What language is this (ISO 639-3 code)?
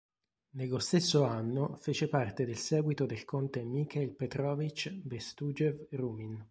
ita